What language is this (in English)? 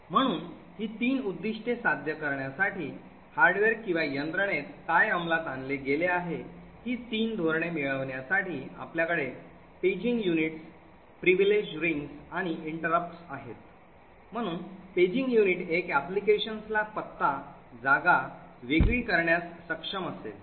Marathi